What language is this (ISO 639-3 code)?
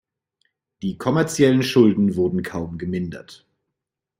deu